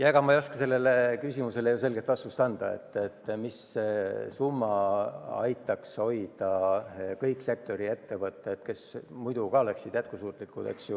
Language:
Estonian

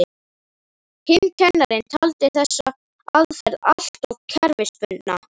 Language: Icelandic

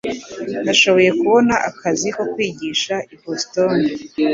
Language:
Kinyarwanda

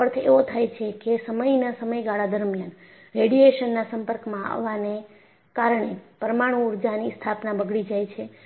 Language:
Gujarati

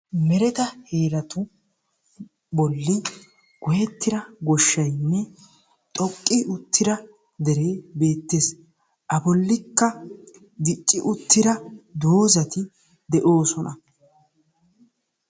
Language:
Wolaytta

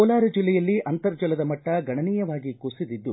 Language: Kannada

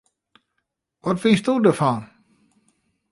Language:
Western Frisian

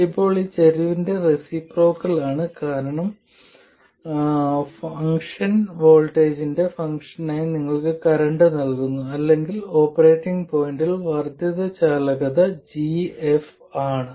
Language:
Malayalam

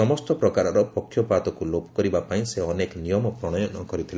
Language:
Odia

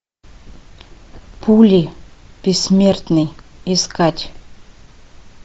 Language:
Russian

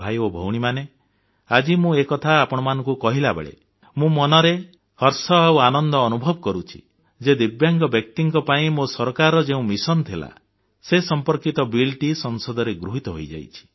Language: Odia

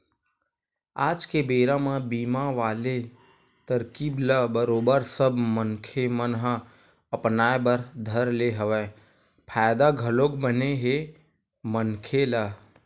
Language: Chhattisgarhi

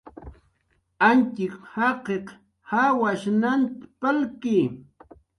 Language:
Jaqaru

